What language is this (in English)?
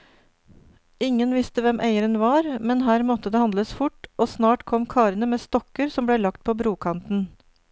Norwegian